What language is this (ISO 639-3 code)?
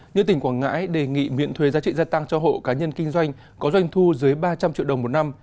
vie